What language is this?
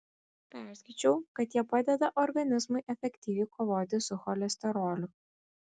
Lithuanian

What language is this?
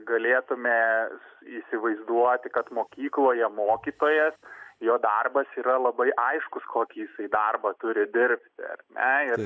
Lithuanian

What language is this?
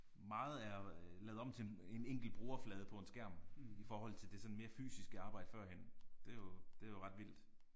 Danish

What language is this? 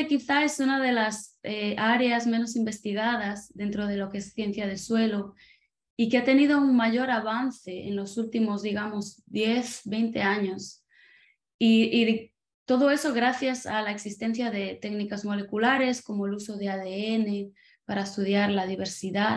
Spanish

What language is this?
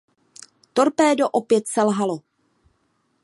Czech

